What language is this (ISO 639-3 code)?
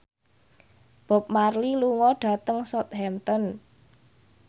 jav